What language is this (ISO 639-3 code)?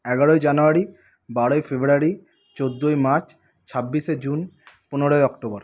ben